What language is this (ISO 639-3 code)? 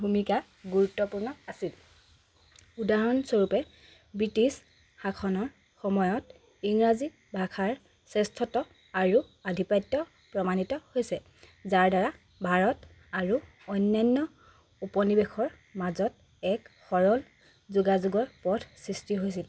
asm